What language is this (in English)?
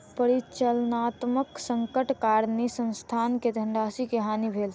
Maithili